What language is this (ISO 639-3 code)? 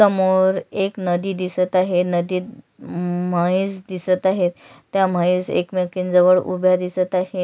mar